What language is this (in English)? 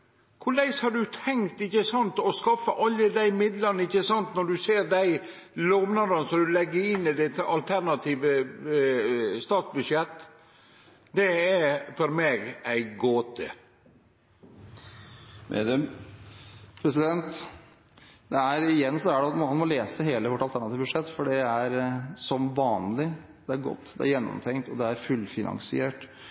Norwegian